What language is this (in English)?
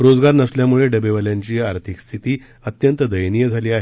Marathi